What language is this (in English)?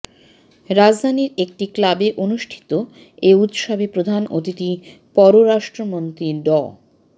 Bangla